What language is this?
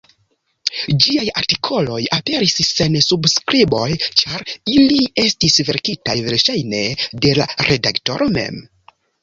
Esperanto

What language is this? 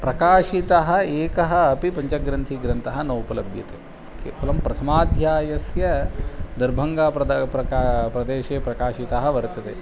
Sanskrit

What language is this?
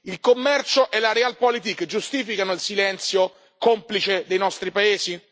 Italian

